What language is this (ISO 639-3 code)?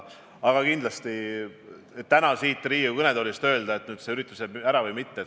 est